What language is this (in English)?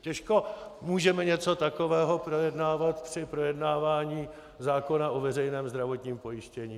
Czech